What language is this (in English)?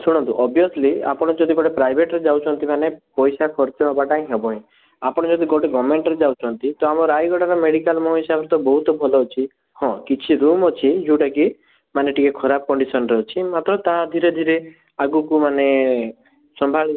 Odia